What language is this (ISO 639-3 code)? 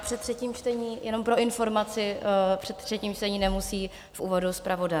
ces